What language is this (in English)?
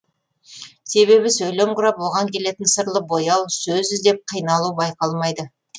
Kazakh